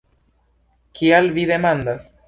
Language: Esperanto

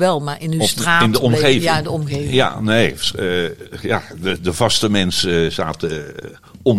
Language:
Dutch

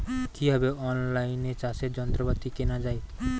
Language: Bangla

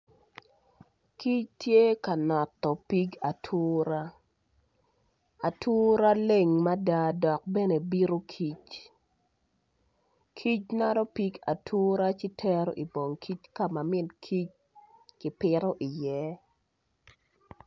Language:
Acoli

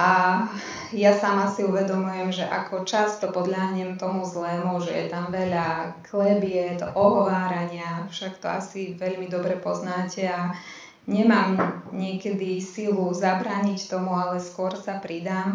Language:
Slovak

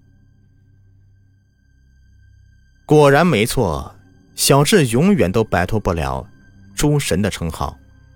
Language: Chinese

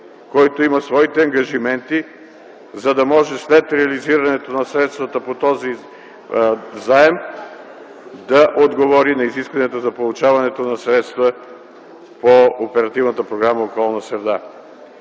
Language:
Bulgarian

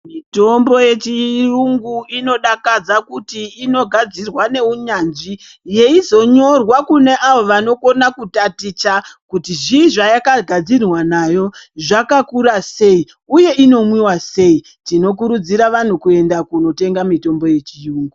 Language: Ndau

